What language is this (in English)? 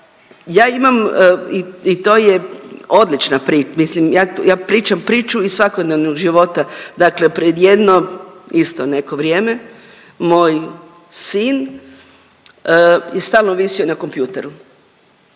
Croatian